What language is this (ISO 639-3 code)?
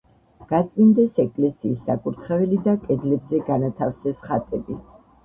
kat